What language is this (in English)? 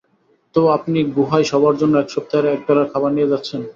Bangla